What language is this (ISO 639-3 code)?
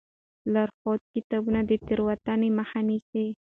pus